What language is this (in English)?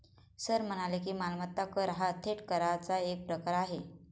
Marathi